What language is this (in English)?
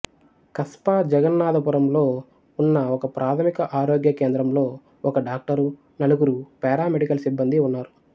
Telugu